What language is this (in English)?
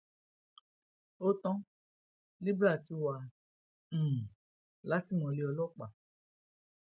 Yoruba